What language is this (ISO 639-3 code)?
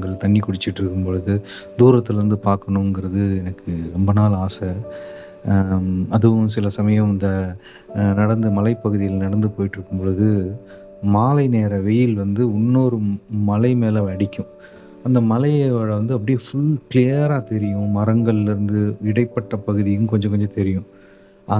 tam